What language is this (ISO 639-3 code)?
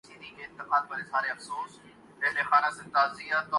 urd